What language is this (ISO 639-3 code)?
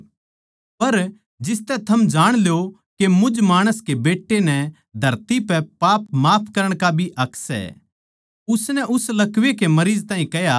bgc